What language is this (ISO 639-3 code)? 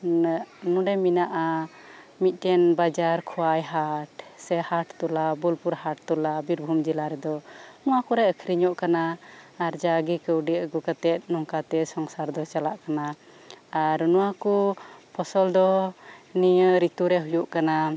sat